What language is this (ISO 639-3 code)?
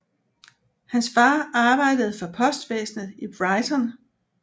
dan